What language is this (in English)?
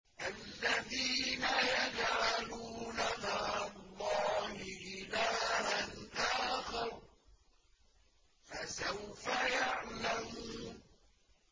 Arabic